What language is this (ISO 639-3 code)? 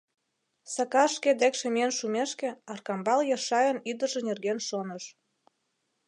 chm